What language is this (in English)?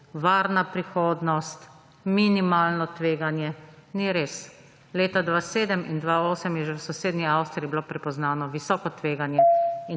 Slovenian